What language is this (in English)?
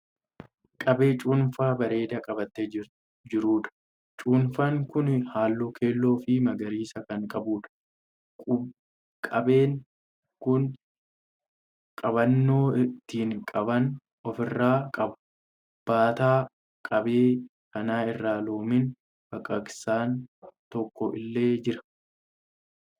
Oromo